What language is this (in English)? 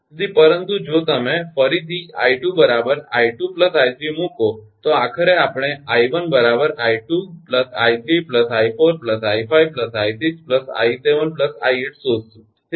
Gujarati